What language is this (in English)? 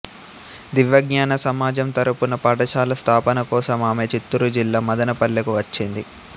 Telugu